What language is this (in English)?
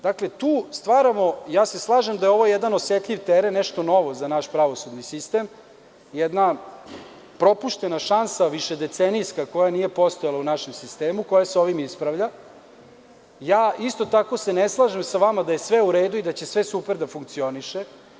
Serbian